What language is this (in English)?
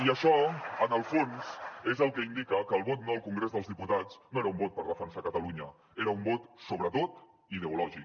Catalan